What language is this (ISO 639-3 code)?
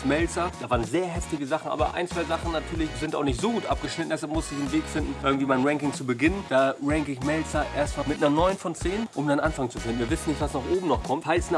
deu